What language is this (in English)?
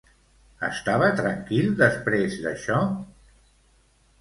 Catalan